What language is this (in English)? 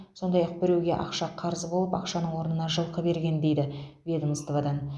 Kazakh